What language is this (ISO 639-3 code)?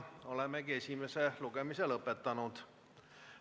est